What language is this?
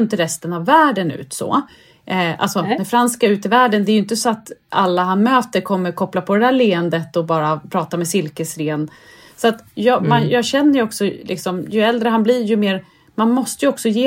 Swedish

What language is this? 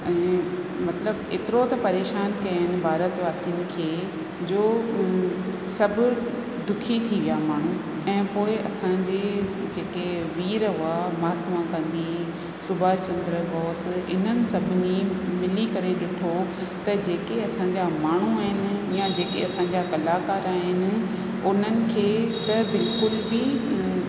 Sindhi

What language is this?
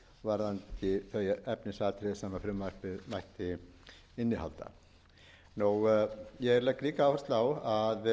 Icelandic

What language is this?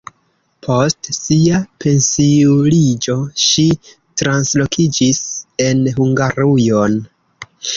Esperanto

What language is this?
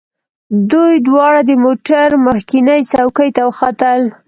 Pashto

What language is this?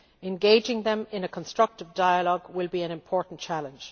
English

